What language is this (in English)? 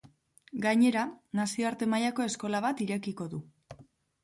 Basque